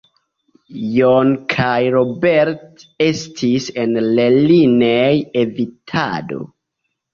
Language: Esperanto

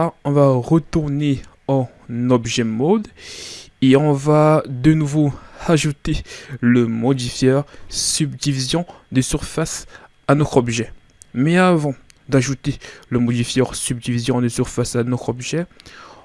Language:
French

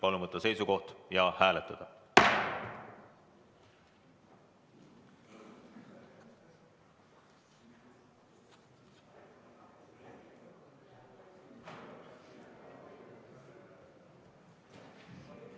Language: Estonian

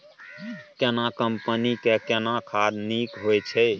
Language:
Maithili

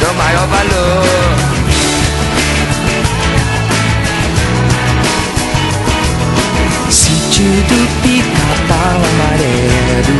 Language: Czech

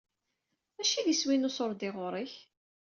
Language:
Kabyle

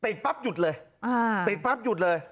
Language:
Thai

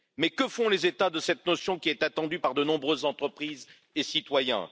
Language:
French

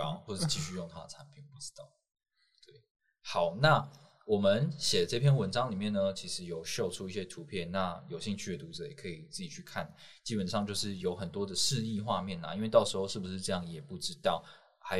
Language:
Chinese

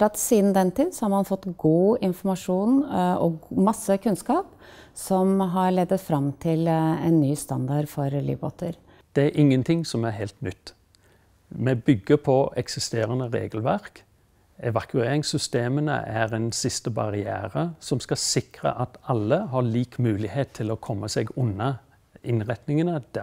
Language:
Norwegian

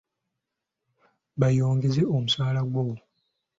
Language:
Ganda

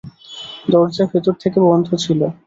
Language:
Bangla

